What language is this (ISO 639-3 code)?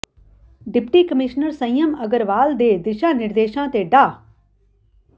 pan